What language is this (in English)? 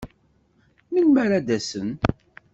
Kabyle